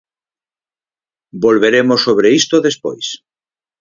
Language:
Galician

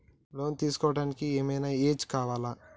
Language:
Telugu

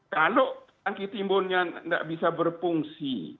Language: Indonesian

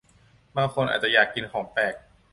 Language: Thai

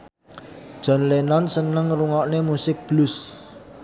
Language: Javanese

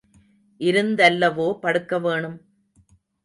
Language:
Tamil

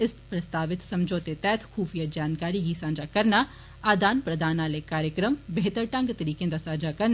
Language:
Dogri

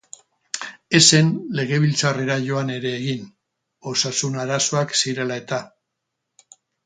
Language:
Basque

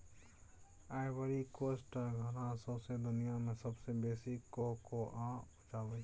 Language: Maithili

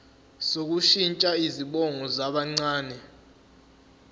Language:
Zulu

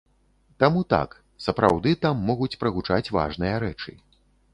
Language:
Belarusian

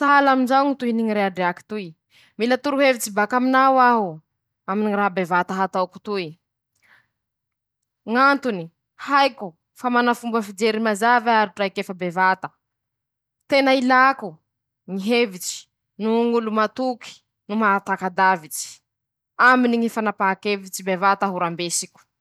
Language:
Masikoro Malagasy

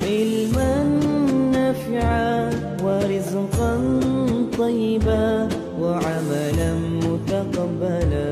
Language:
Malay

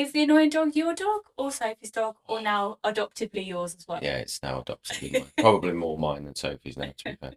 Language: English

